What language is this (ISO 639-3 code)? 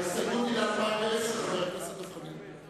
heb